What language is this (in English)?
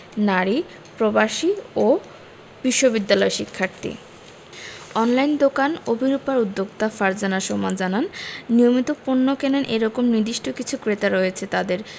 Bangla